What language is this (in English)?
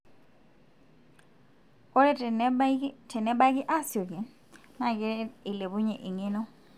Masai